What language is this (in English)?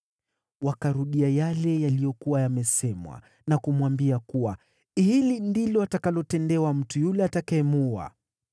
Swahili